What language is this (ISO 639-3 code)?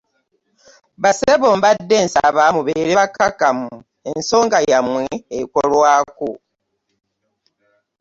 lug